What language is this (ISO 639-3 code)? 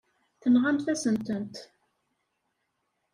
kab